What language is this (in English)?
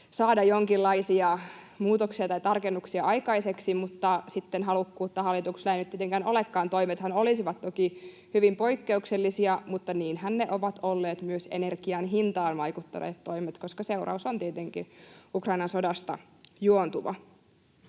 Finnish